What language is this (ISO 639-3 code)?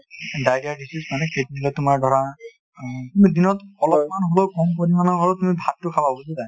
asm